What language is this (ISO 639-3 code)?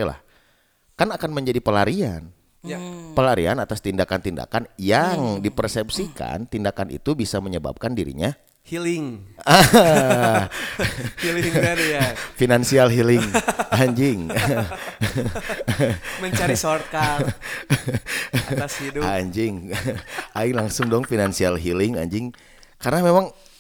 ind